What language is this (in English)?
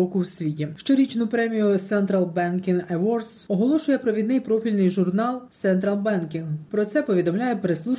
Ukrainian